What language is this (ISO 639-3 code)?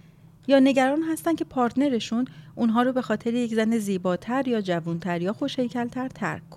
fas